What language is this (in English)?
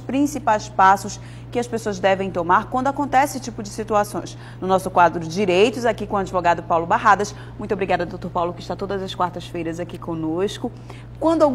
Portuguese